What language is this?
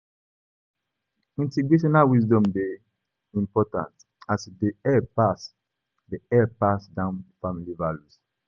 Nigerian Pidgin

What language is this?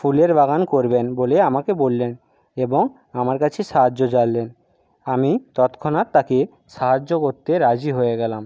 Bangla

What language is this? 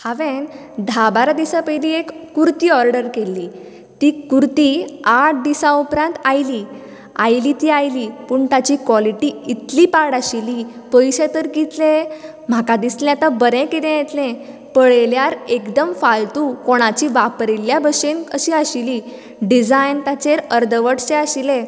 Konkani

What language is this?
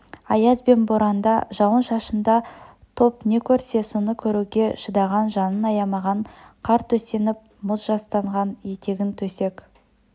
Kazakh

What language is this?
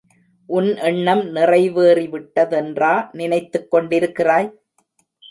Tamil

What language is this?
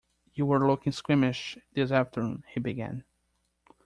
English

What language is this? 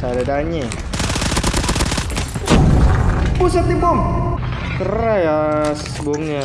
Indonesian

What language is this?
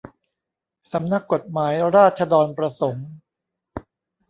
Thai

